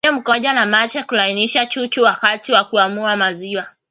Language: Swahili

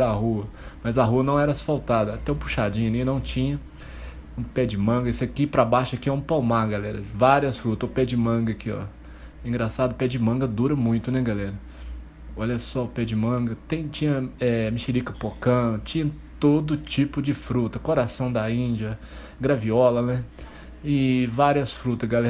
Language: Portuguese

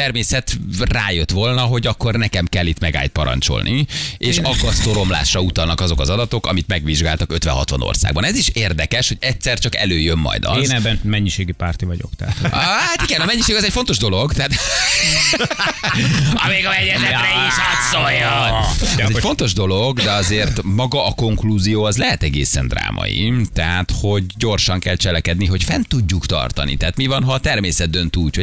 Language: Hungarian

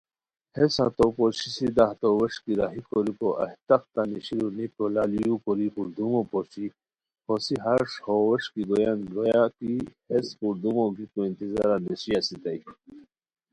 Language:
Khowar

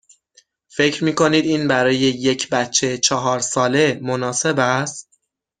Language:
Persian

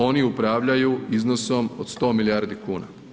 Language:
Croatian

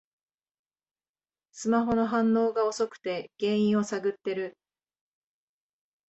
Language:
Japanese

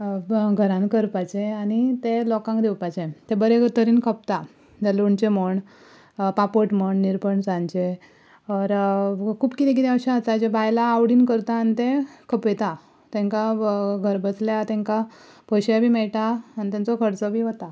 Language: Konkani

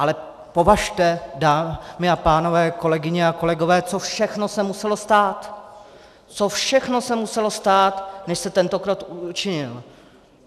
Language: Czech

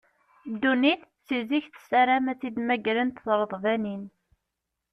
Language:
Kabyle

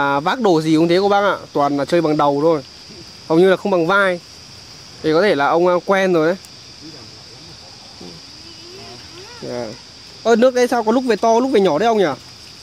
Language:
Vietnamese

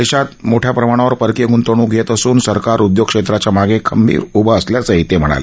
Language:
Marathi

